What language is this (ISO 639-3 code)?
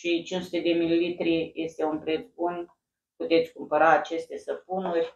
ron